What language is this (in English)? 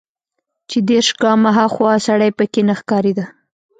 Pashto